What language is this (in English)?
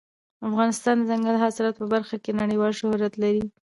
Pashto